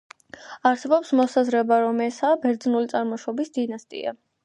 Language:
Georgian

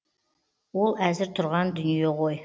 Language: Kazakh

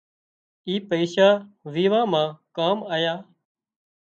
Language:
Wadiyara Koli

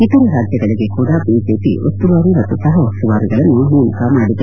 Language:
Kannada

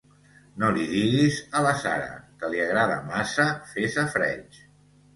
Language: Catalan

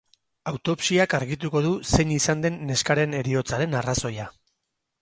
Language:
Basque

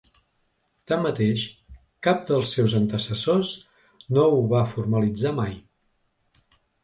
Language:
Catalan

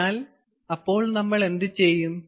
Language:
Malayalam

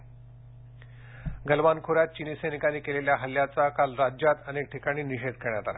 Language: Marathi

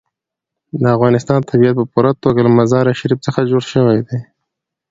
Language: Pashto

